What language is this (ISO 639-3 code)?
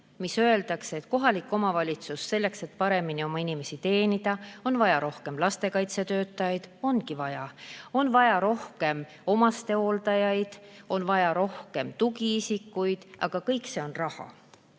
est